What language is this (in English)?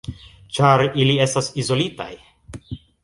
Esperanto